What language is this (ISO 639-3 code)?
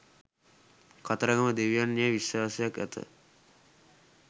sin